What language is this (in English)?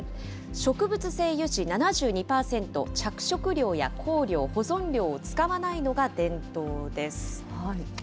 Japanese